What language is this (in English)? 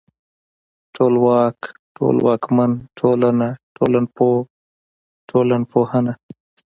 Pashto